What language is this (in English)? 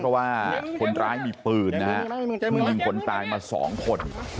Thai